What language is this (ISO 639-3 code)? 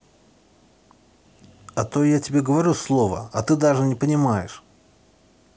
rus